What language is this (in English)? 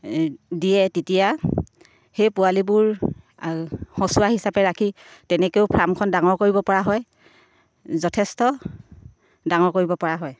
Assamese